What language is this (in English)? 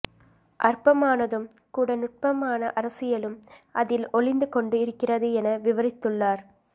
Tamil